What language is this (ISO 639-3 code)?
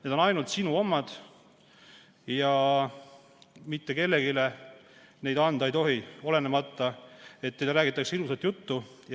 est